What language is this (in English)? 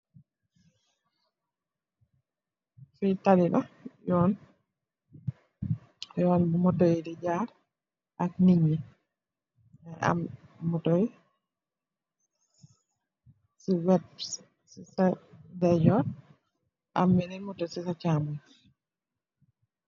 Wolof